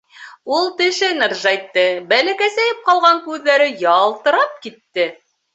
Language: Bashkir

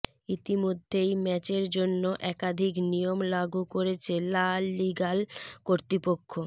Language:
Bangla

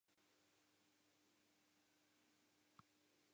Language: Western Frisian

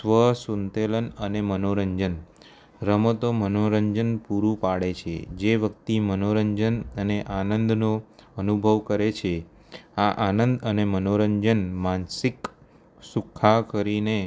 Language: Gujarati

